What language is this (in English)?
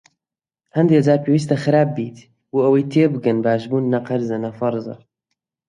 Central Kurdish